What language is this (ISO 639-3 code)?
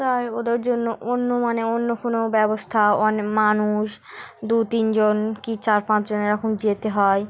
ben